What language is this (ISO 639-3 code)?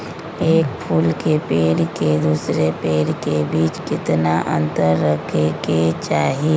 mag